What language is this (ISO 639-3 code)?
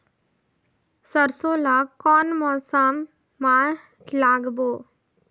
hne